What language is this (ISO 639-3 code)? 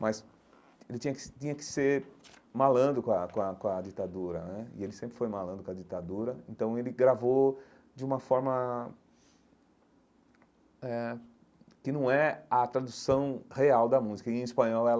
por